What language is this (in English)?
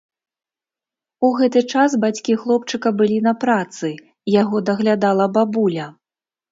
Belarusian